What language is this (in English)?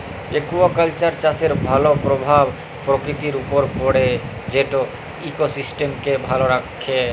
Bangla